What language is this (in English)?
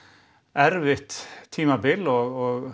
Icelandic